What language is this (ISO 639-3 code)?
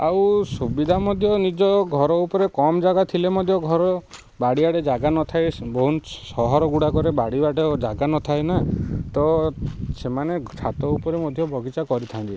ori